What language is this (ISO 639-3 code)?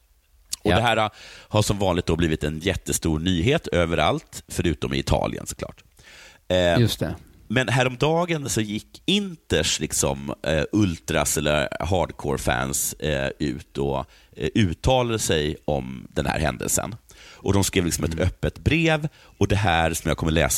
swe